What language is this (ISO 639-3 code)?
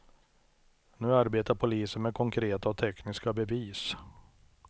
swe